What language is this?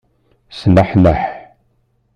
Kabyle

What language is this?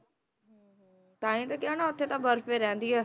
Punjabi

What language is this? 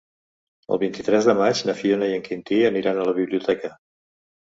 Catalan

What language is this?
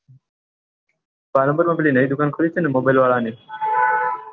Gujarati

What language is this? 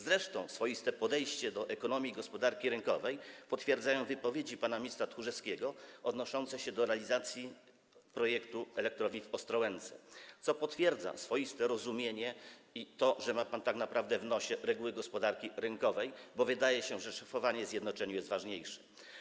Polish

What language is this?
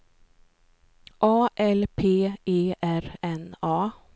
Swedish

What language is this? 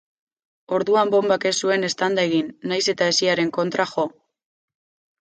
Basque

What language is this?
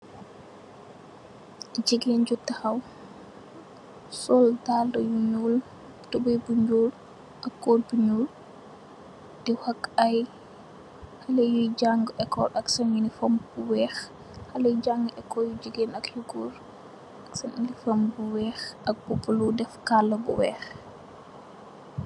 Wolof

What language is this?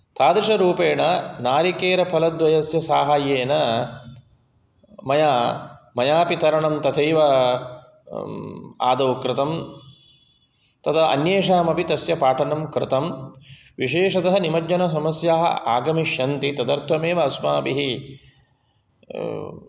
Sanskrit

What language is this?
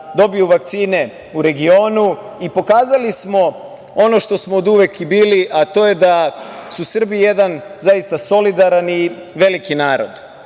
Serbian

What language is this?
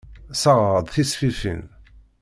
Kabyle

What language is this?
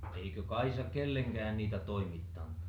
Finnish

